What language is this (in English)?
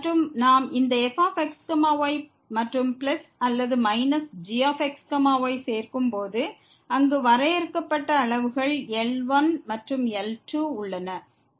Tamil